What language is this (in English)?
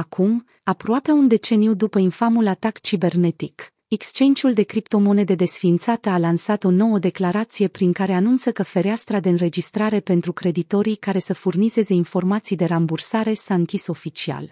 Romanian